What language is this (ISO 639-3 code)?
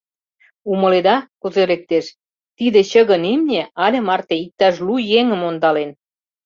chm